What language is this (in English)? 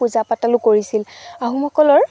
Assamese